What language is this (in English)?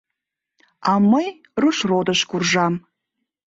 Mari